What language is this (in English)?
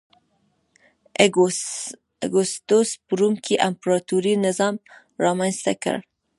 Pashto